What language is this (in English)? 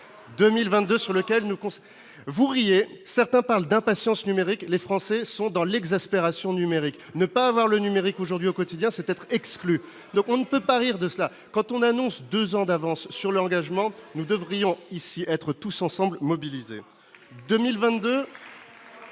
French